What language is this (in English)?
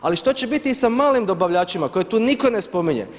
Croatian